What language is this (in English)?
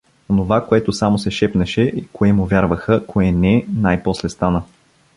Bulgarian